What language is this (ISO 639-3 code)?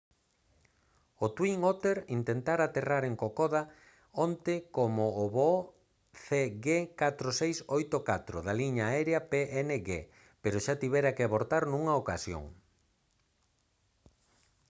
glg